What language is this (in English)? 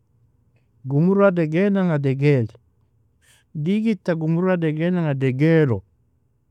Nobiin